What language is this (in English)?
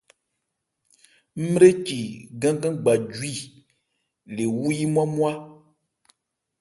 Ebrié